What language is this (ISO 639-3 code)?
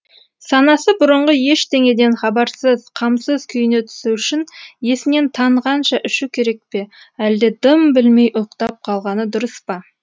kaz